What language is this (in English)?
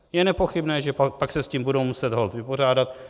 Czech